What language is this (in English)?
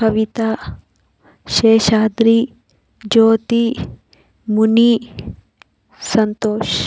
Telugu